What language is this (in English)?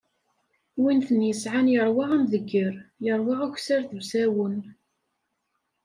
Kabyle